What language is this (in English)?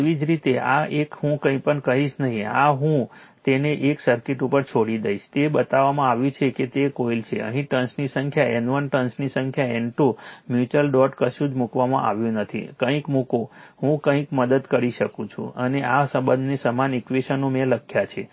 Gujarati